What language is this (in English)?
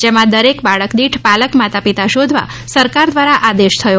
Gujarati